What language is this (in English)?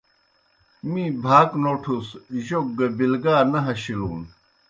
Kohistani Shina